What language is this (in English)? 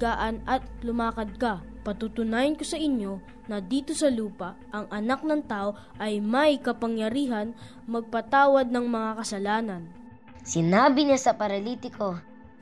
Filipino